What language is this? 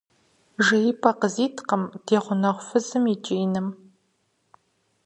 Kabardian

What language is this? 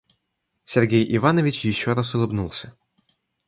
Russian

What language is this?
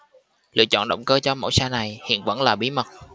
Vietnamese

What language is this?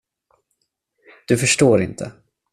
Swedish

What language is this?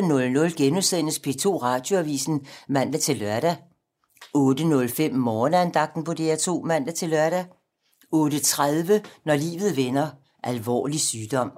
Danish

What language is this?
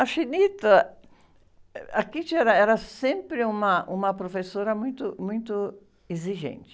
Portuguese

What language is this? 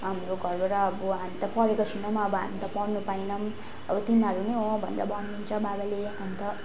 Nepali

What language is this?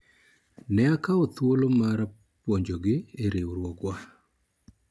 Luo (Kenya and Tanzania)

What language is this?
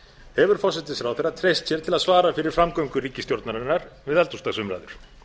Icelandic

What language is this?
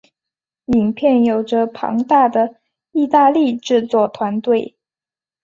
Chinese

